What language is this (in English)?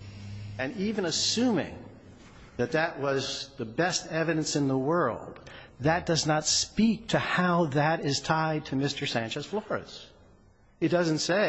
English